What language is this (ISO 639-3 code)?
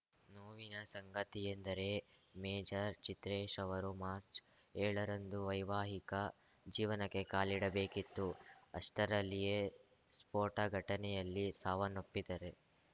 kan